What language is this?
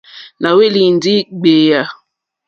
Mokpwe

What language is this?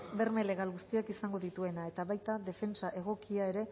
Basque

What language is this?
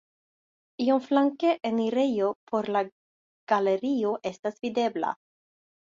Esperanto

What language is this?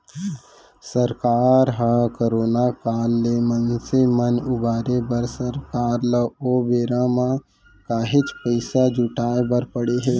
Chhattisgarhi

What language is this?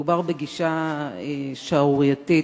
Hebrew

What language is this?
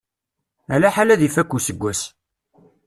Kabyle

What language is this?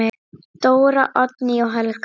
Icelandic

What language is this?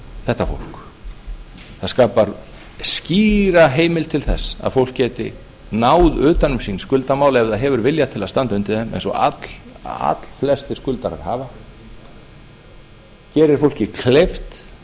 Icelandic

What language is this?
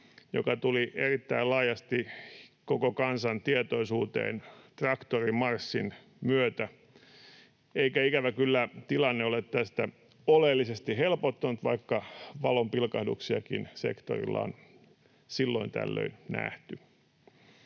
Finnish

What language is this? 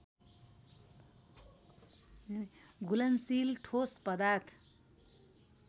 Nepali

